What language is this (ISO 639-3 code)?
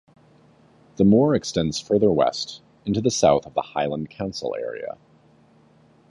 eng